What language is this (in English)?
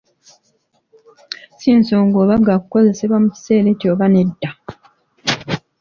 Ganda